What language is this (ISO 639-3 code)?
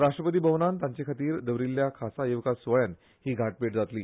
kok